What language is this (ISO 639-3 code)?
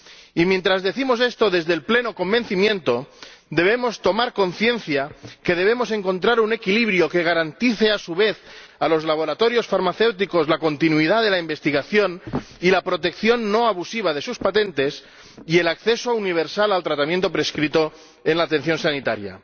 spa